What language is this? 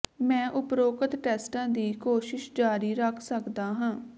Punjabi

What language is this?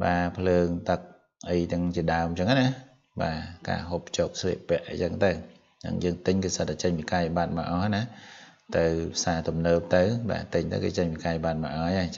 Vietnamese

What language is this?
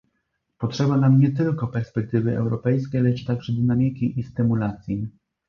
Polish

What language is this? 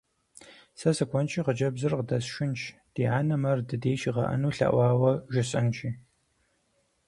Kabardian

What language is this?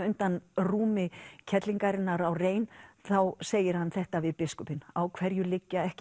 Icelandic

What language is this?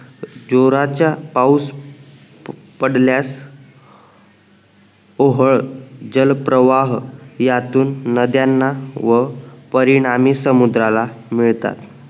Marathi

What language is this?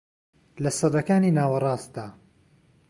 Central Kurdish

